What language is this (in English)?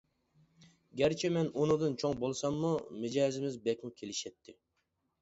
Uyghur